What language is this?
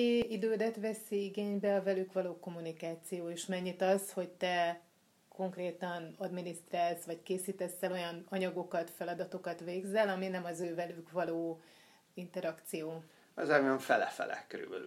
Hungarian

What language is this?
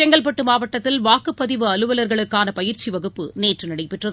Tamil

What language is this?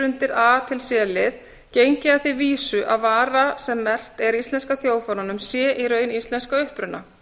Icelandic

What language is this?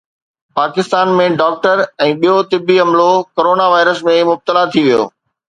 Sindhi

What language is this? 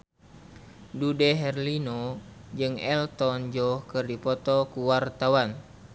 Sundanese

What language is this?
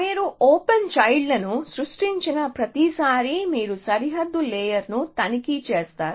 Telugu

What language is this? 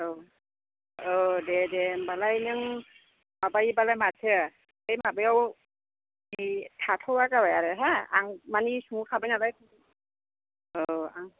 Bodo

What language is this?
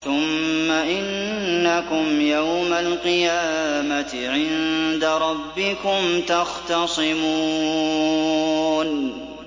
Arabic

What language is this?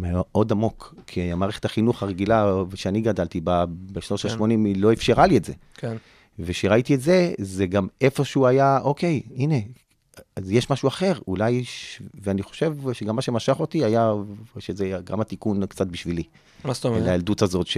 Hebrew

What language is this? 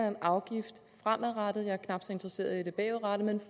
Danish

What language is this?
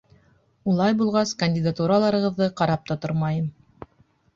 Bashkir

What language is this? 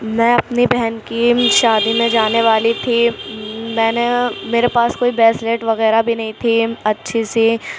Urdu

